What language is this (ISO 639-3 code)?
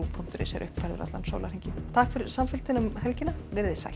isl